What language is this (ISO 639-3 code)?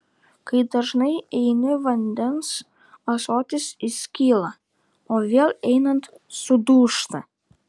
lit